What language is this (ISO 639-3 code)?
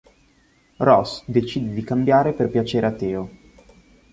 ita